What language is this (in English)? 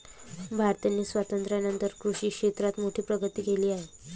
Marathi